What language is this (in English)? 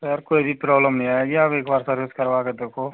Hindi